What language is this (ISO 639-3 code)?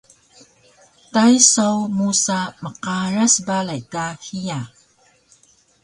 trv